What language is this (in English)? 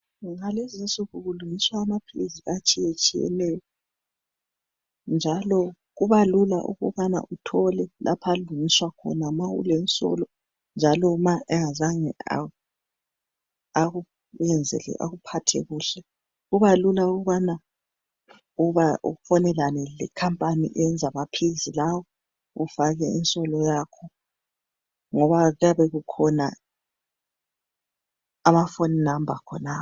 North Ndebele